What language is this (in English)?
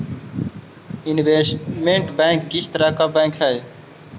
Magahi